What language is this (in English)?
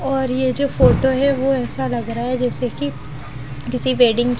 Hindi